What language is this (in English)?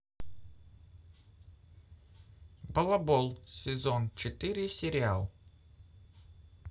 Russian